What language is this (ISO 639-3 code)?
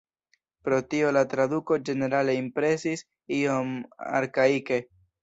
epo